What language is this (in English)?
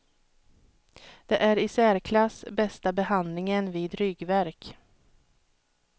Swedish